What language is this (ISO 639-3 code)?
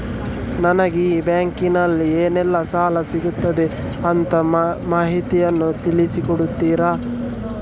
kan